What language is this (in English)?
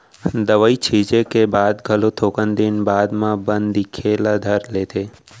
Chhattisgarhi